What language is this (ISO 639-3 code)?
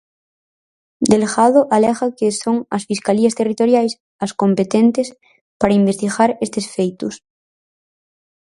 glg